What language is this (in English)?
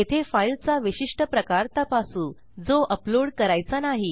Marathi